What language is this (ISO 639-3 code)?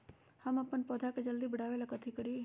mag